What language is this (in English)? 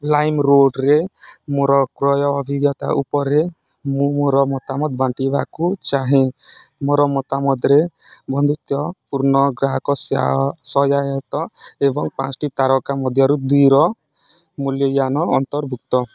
Odia